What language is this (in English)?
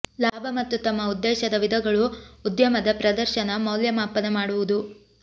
Kannada